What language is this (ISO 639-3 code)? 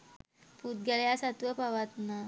sin